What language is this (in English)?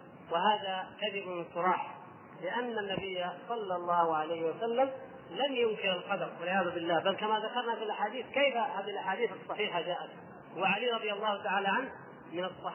Arabic